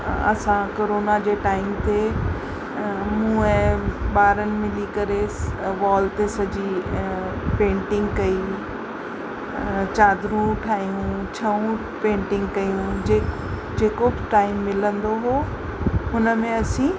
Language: Sindhi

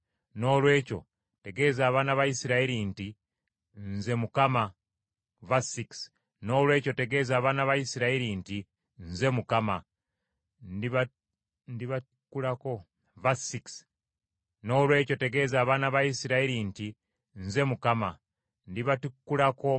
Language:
Ganda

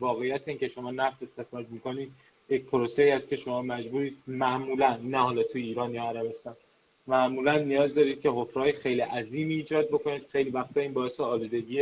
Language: Persian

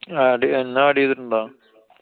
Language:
Malayalam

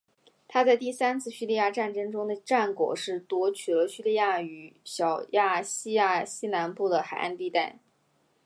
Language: Chinese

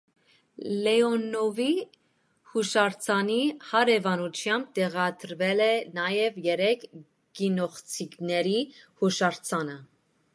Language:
Armenian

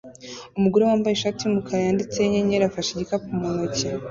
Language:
Kinyarwanda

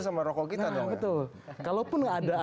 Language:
Indonesian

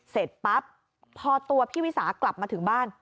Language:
Thai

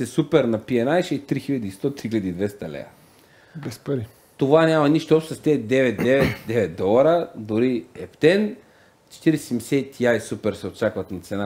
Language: Bulgarian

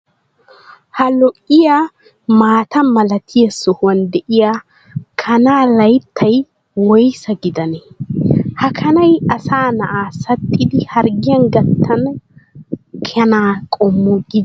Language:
Wolaytta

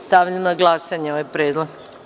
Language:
Serbian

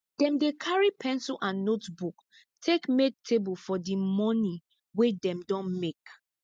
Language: Nigerian Pidgin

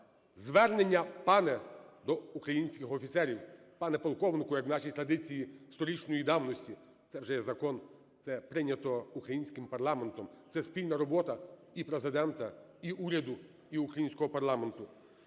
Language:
Ukrainian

